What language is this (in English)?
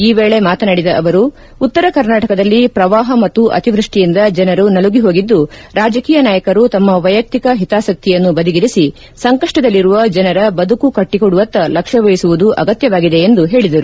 Kannada